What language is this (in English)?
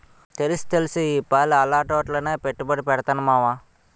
Telugu